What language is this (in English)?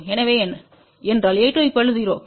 Tamil